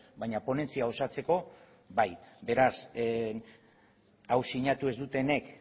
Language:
Basque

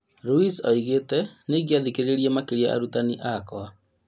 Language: Kikuyu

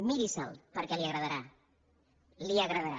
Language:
Catalan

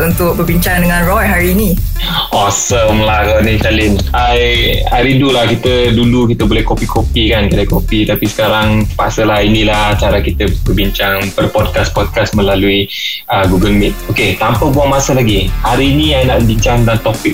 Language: Malay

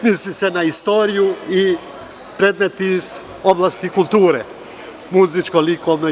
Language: Serbian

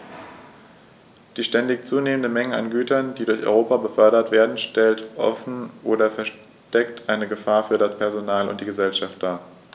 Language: German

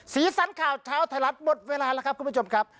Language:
Thai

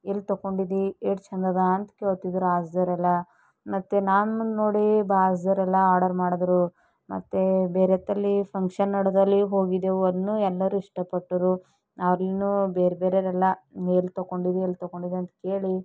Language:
Kannada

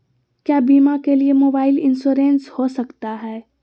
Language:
Magahi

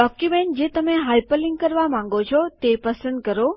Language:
Gujarati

